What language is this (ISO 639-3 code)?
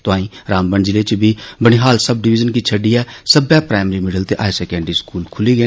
doi